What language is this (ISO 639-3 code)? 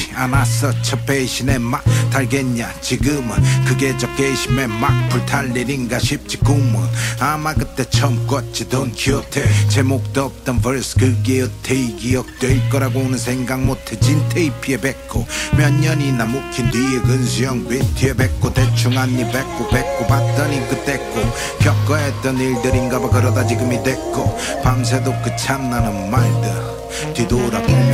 kor